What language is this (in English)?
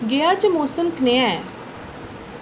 Dogri